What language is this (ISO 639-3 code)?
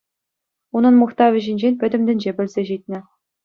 chv